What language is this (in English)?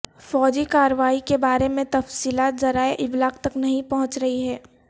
Urdu